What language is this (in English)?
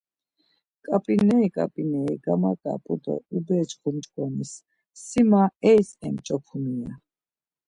Laz